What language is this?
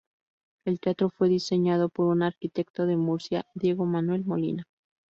Spanish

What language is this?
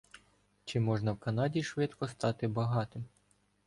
Ukrainian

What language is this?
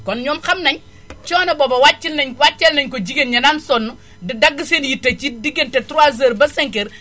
Wolof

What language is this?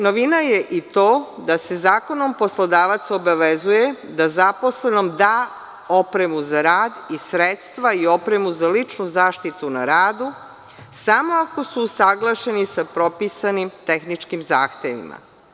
Serbian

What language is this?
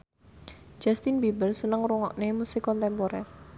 Javanese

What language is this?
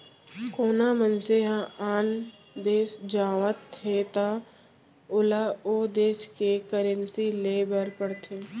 Chhattisgarhi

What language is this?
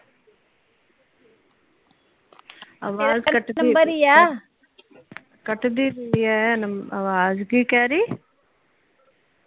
Punjabi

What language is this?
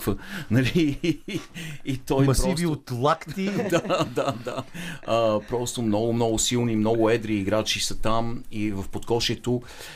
Bulgarian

